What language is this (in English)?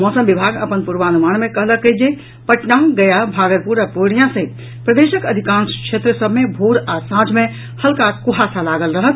Maithili